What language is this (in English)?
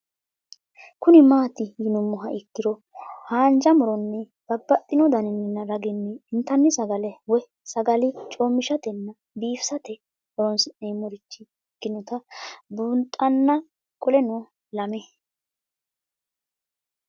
Sidamo